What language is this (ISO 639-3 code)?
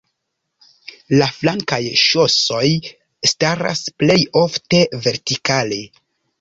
epo